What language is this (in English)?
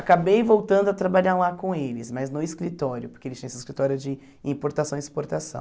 Portuguese